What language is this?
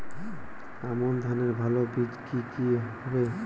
Bangla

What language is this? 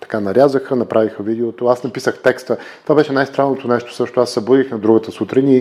Bulgarian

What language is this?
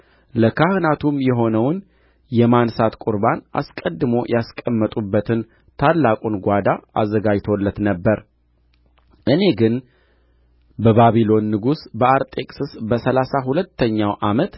Amharic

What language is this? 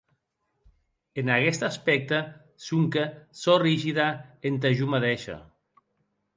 Occitan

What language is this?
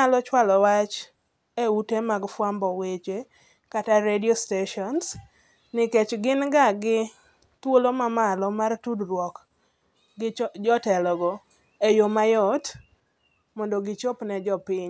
Luo (Kenya and Tanzania)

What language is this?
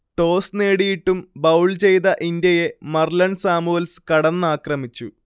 Malayalam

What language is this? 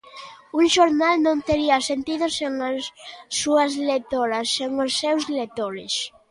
Galician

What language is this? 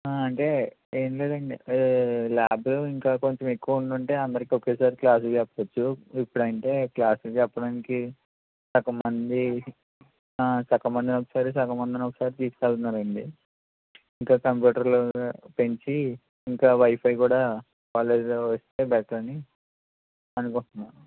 Telugu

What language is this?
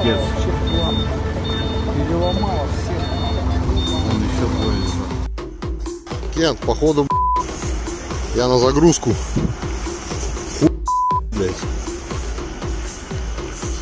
Russian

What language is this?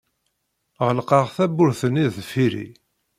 Kabyle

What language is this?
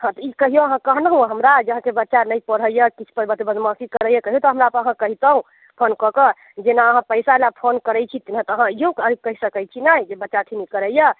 Maithili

